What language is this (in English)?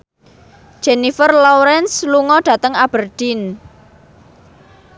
Javanese